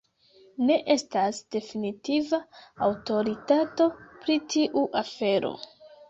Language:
Esperanto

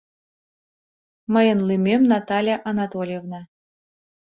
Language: Mari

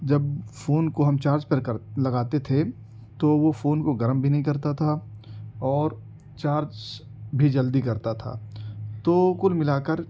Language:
Urdu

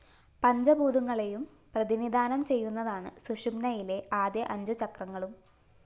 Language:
Malayalam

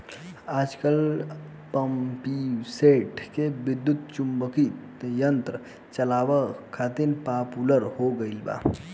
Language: Bhojpuri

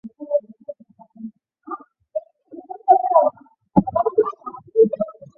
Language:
Chinese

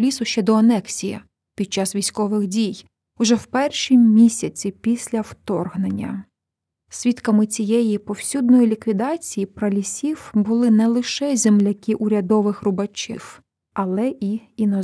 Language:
Ukrainian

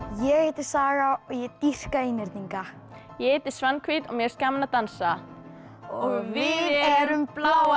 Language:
Icelandic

